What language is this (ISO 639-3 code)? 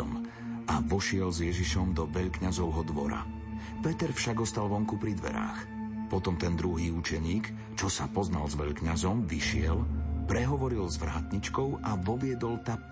slk